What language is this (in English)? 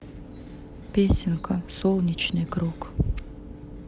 Russian